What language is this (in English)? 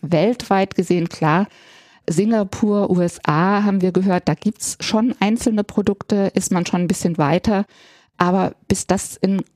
German